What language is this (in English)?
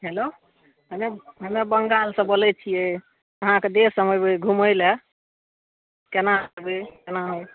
Maithili